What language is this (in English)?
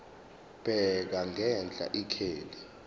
Zulu